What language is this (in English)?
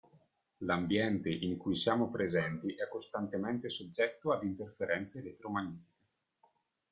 Italian